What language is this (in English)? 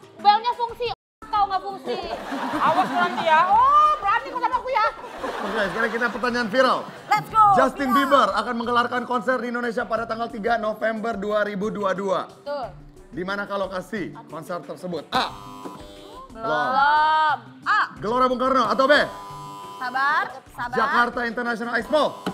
Indonesian